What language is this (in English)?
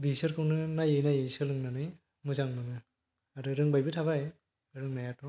Bodo